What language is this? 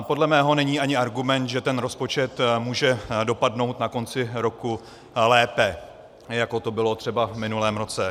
Czech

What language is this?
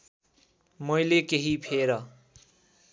Nepali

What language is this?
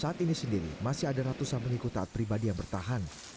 Indonesian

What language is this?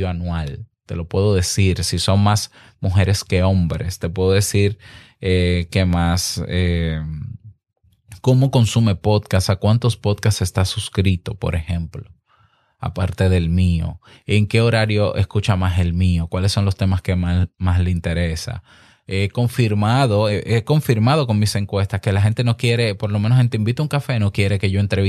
Spanish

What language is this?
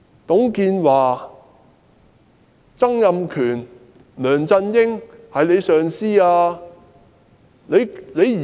Cantonese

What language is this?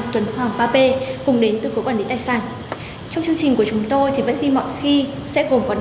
Vietnamese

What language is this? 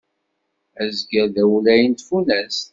Kabyle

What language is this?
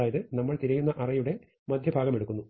Malayalam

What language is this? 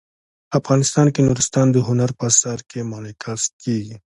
Pashto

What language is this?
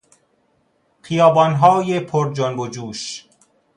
Persian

